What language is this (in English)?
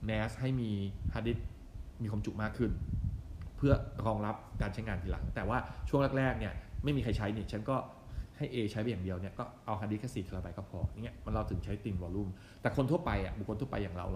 Thai